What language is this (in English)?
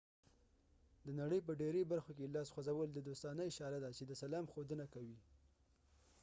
Pashto